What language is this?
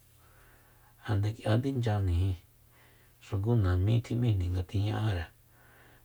Soyaltepec Mazatec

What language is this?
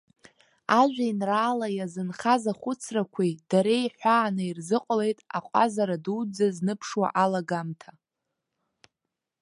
Abkhazian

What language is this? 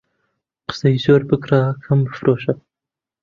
Central Kurdish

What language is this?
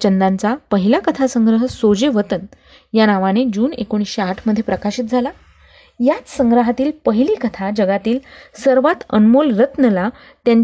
Marathi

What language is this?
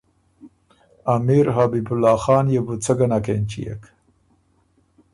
Ormuri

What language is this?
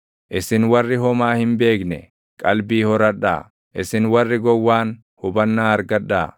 Oromo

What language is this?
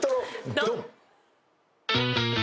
Japanese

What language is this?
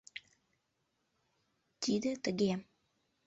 Mari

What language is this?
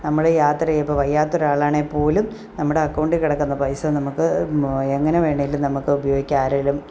Malayalam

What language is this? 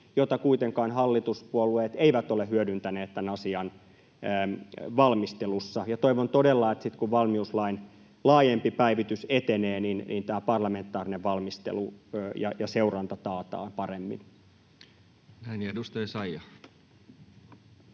Finnish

